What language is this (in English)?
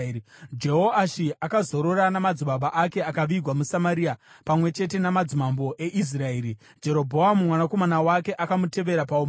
Shona